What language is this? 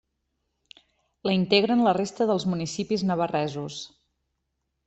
Catalan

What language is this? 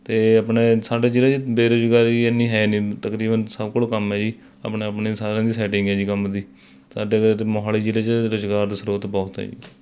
Punjabi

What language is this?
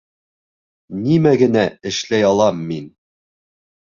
Bashkir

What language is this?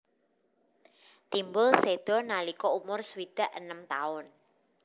Javanese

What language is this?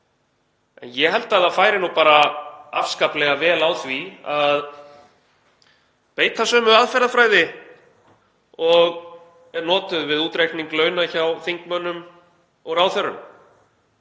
Icelandic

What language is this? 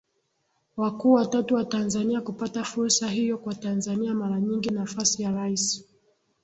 Swahili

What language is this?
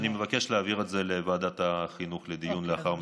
Hebrew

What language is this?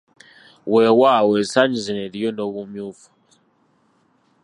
Ganda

